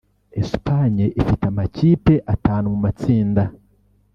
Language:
Kinyarwanda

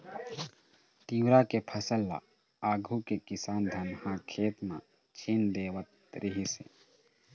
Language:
Chhattisgarhi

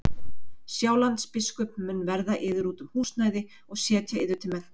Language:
Icelandic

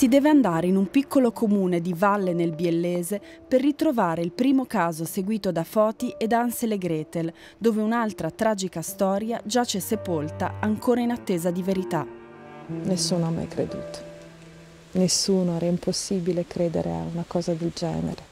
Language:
Italian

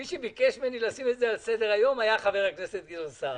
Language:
Hebrew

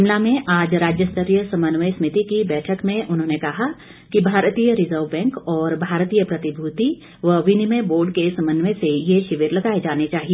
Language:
Hindi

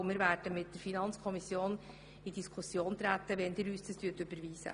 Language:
Swiss German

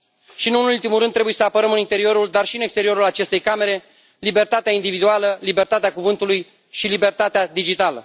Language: Romanian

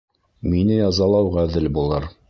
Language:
Bashkir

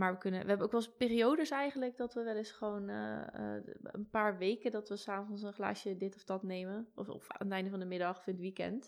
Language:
Dutch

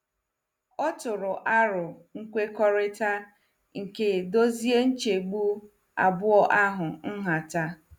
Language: Igbo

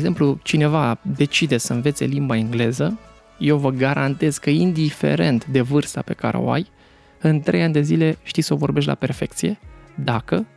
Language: Romanian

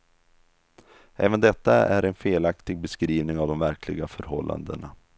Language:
Swedish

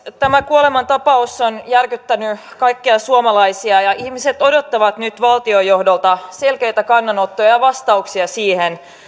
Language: Finnish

